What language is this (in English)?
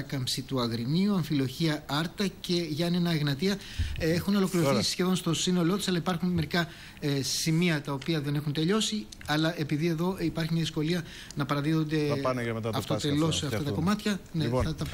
Greek